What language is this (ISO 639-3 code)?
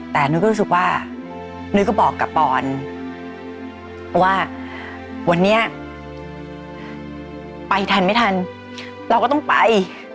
tha